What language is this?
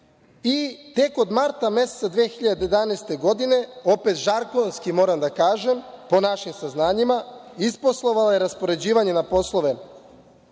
Serbian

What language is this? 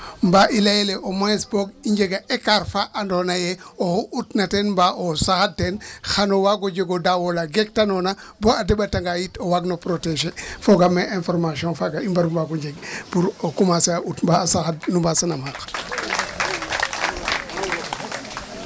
Serer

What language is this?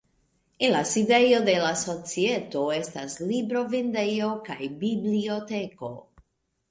Esperanto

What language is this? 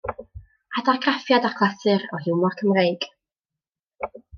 Welsh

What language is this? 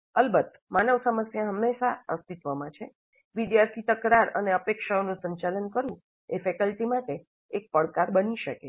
Gujarati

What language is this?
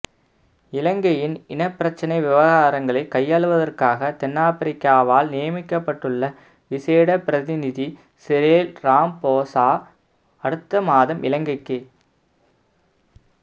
Tamil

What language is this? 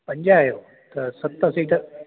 Sindhi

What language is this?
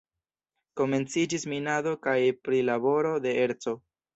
Esperanto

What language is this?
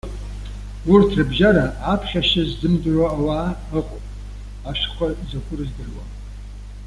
Abkhazian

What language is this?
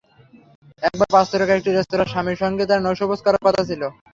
Bangla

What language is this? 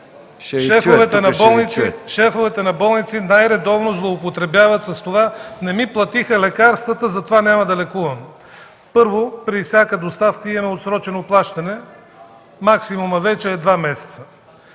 Bulgarian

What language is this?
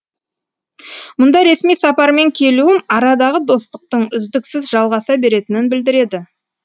Kazakh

